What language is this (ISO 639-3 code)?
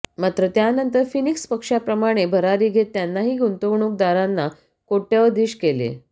mar